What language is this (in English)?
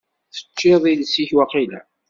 Kabyle